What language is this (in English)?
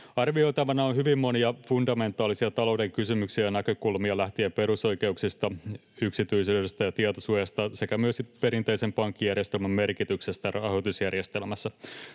Finnish